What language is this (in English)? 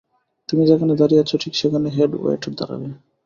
Bangla